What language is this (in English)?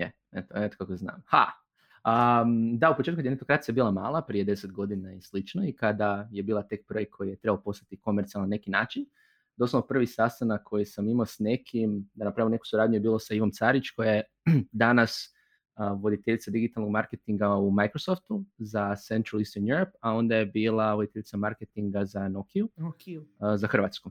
Croatian